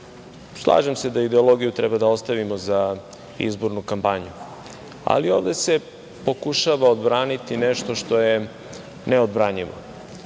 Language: Serbian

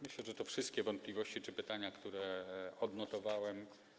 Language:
Polish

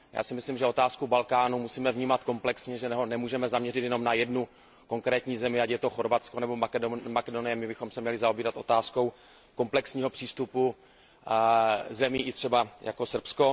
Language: Czech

